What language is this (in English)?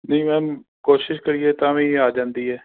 Punjabi